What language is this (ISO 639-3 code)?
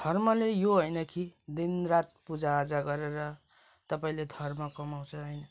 nep